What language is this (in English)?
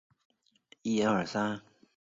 Chinese